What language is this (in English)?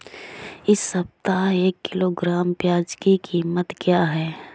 Hindi